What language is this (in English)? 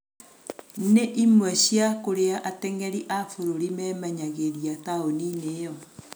Kikuyu